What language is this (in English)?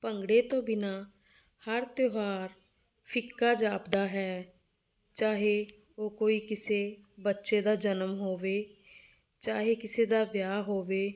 Punjabi